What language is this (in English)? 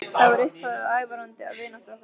Icelandic